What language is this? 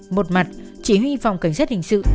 Vietnamese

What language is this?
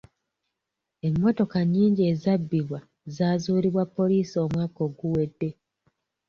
Ganda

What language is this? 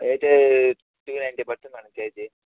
Telugu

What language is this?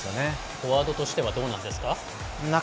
Japanese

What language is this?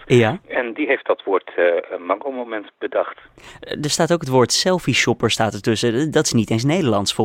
Dutch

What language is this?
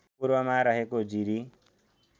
Nepali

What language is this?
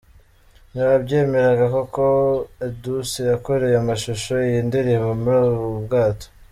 Kinyarwanda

